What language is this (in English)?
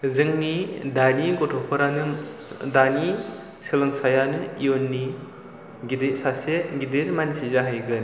Bodo